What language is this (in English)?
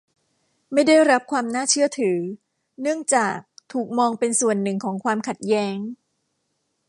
Thai